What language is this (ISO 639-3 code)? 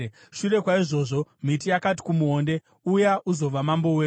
sna